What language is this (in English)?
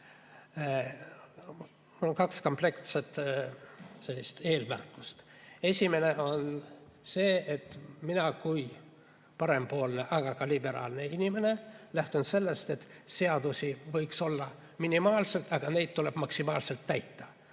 Estonian